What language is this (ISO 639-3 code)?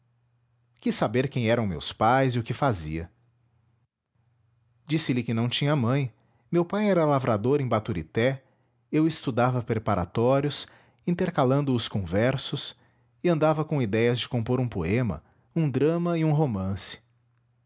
por